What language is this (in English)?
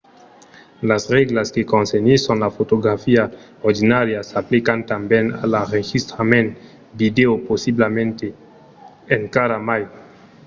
Occitan